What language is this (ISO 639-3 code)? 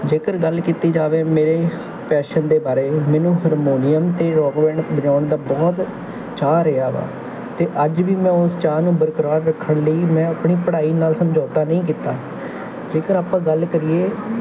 pan